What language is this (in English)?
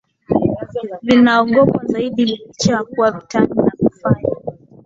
Swahili